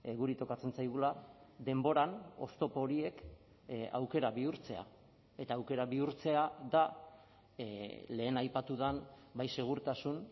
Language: Basque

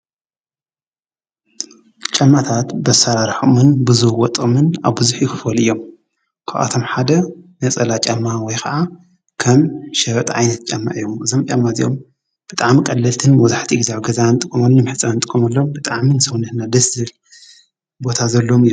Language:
Tigrinya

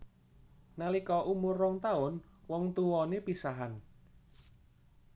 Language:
Javanese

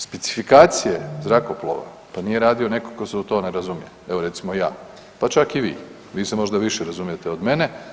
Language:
Croatian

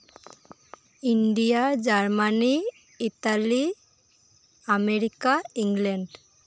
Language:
Santali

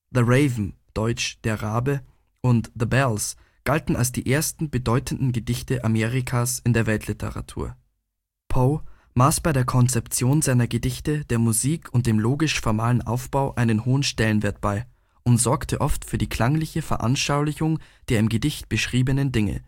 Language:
German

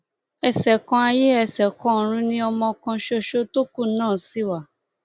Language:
Yoruba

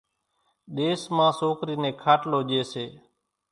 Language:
Kachi Koli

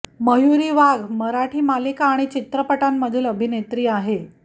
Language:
Marathi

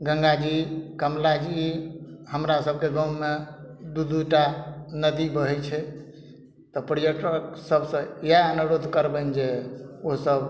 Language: Maithili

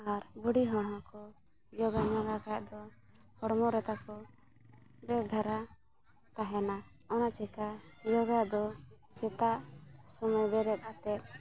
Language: Santali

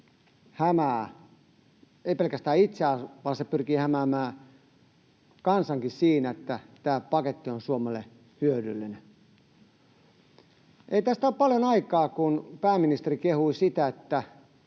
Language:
Finnish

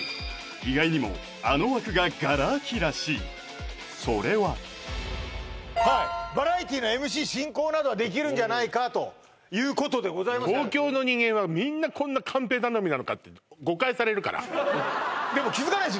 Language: Japanese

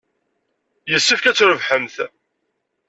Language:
Kabyle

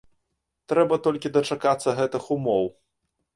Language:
Belarusian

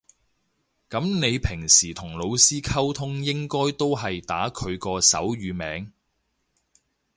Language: Cantonese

